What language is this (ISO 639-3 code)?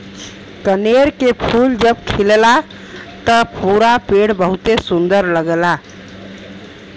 bho